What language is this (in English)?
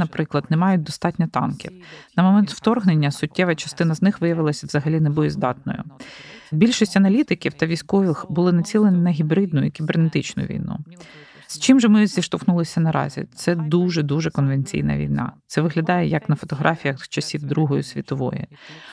Ukrainian